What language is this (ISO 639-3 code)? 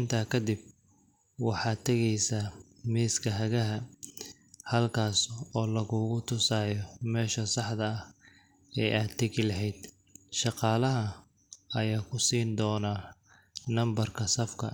som